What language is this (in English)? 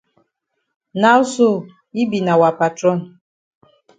Cameroon Pidgin